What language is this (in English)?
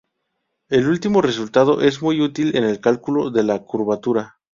Spanish